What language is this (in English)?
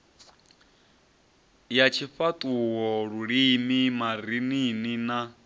Venda